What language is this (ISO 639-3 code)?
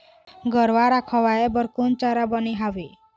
hne